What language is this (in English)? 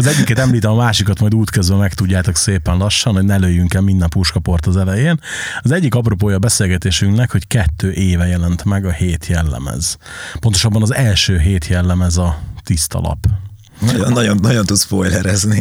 Hungarian